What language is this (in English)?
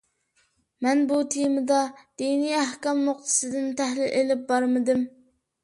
Uyghur